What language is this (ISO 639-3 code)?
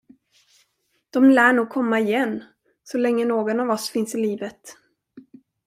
swe